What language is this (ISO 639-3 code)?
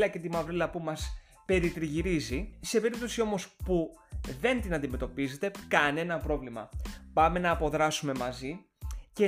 ell